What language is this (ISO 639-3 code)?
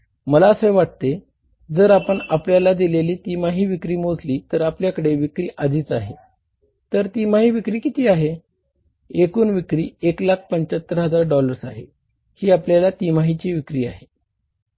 mar